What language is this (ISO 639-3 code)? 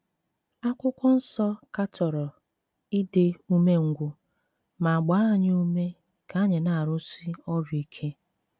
ibo